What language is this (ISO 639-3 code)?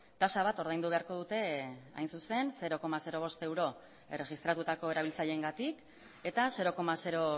eus